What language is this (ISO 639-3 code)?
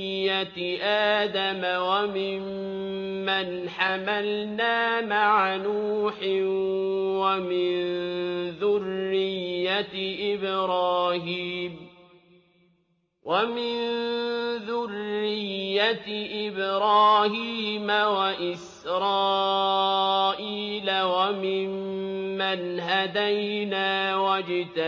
ara